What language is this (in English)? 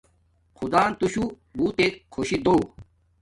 Domaaki